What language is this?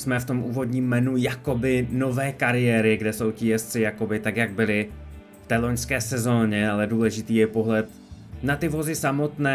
Czech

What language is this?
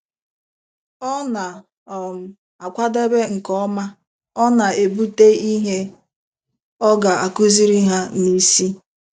Igbo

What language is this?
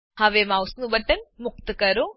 Gujarati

